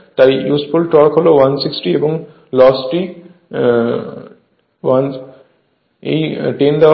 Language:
Bangla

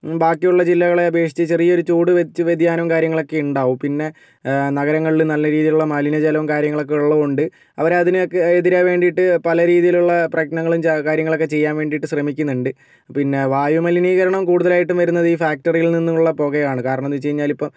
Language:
Malayalam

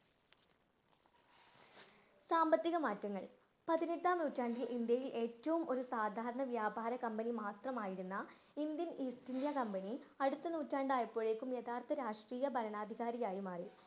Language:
Malayalam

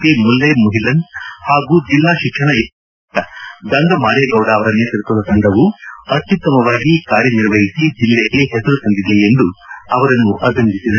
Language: Kannada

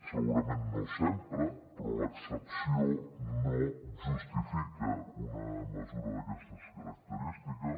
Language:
Catalan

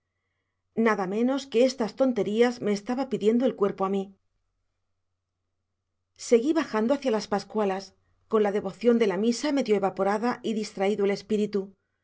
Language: Spanish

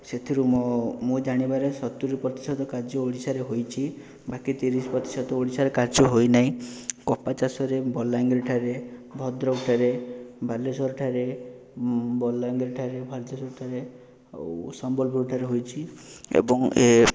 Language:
Odia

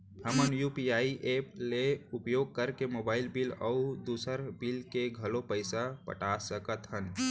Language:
Chhattisgarhi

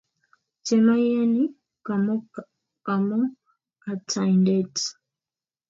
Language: Kalenjin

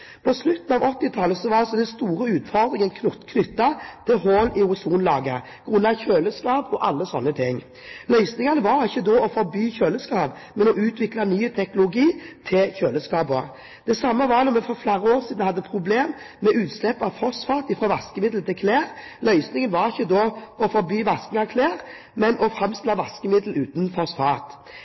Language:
Norwegian Bokmål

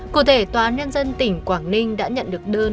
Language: Vietnamese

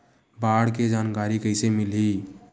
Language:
Chhattisgarhi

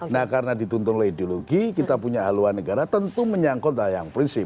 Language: Indonesian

